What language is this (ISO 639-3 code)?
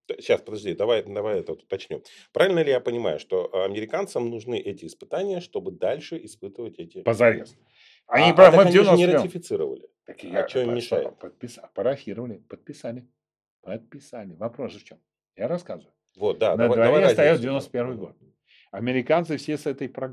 rus